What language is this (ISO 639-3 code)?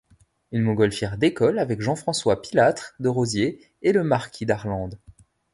fra